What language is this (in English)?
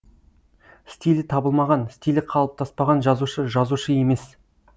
Kazakh